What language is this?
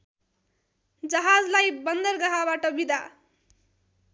Nepali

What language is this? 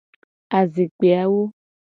Gen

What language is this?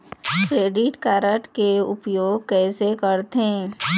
Chhattisgarhi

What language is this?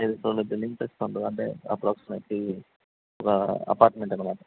Telugu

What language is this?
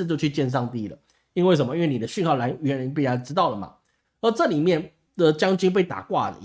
Chinese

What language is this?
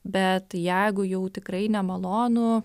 Lithuanian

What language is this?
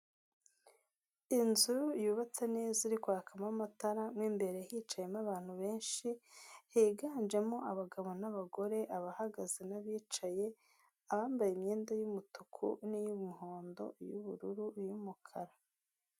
Kinyarwanda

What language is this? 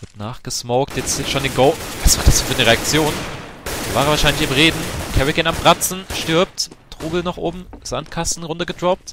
German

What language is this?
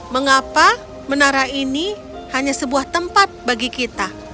Indonesian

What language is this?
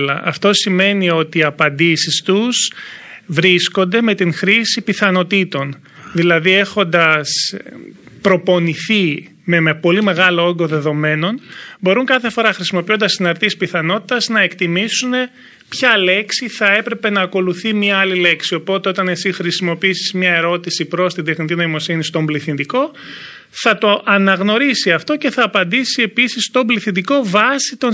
Greek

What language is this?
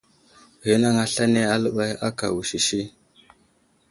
Wuzlam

